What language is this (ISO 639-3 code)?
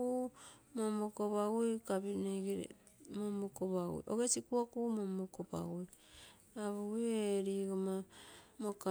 buo